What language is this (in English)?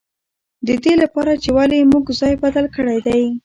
Pashto